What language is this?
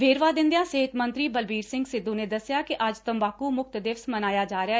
Punjabi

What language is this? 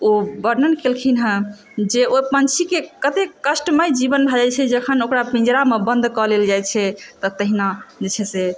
Maithili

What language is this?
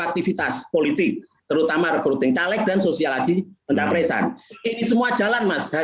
Indonesian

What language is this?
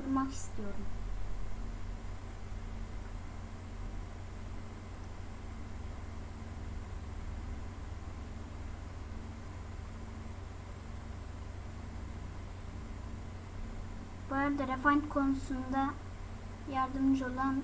Turkish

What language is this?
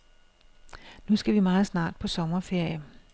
Danish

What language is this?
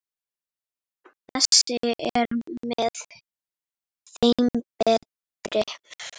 Icelandic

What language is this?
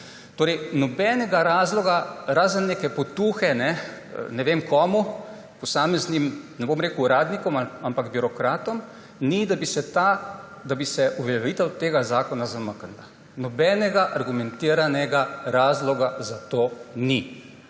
Slovenian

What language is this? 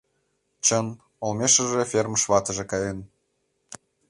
Mari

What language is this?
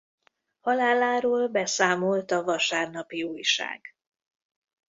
Hungarian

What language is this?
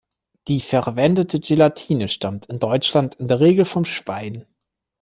German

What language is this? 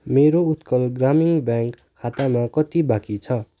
Nepali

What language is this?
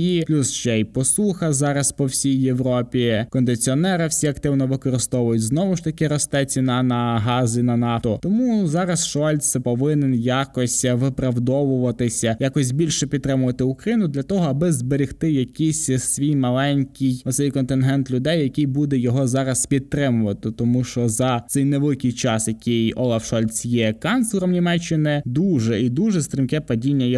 Ukrainian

